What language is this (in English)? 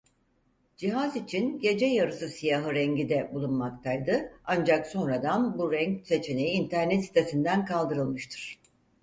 Turkish